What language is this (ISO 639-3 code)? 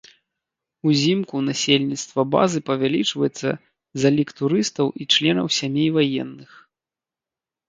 bel